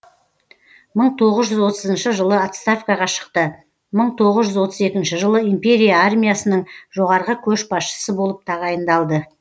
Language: Kazakh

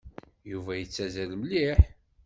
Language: Kabyle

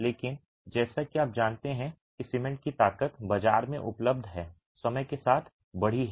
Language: Hindi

